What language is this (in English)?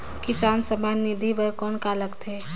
Chhattisgarhi